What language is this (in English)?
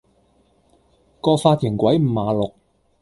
Cantonese